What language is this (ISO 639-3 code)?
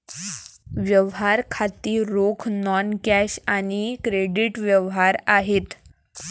mar